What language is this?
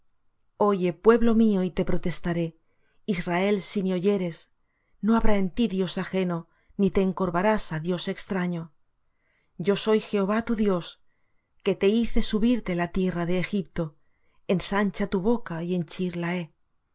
Spanish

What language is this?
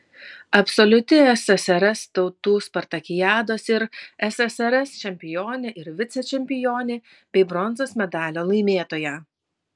Lithuanian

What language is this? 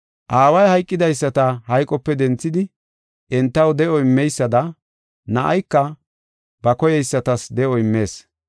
Gofa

